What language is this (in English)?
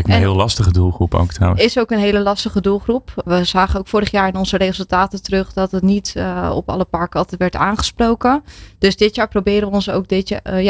Dutch